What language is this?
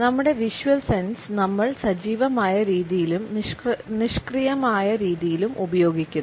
Malayalam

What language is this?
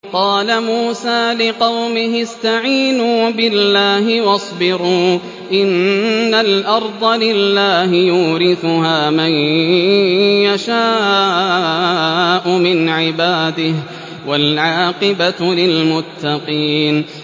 Arabic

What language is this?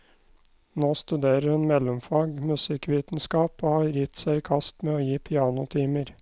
Norwegian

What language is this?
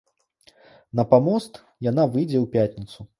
Belarusian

